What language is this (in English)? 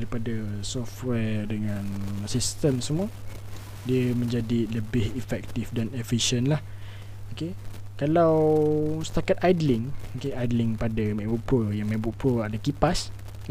Malay